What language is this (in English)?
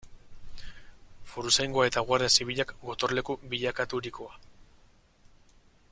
Basque